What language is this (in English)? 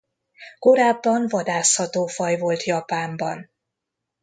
Hungarian